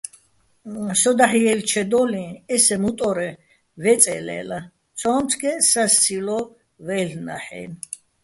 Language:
Bats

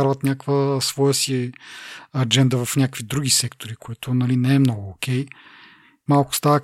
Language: Bulgarian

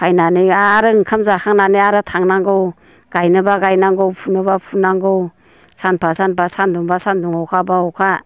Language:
Bodo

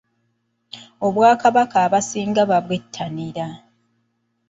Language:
Ganda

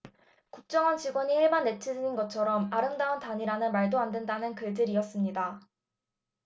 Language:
Korean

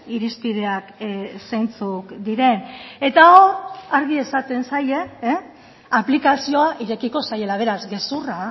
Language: Basque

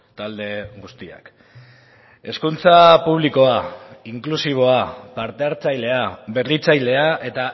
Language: Basque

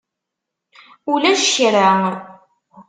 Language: Kabyle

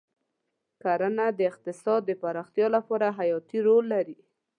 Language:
Pashto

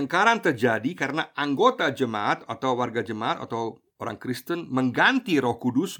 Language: Indonesian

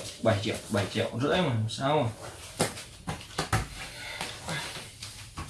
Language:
Vietnamese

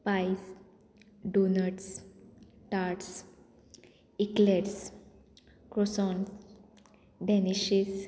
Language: Konkani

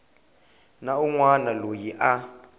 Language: Tsonga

